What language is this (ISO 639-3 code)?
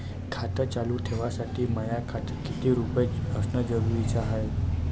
mar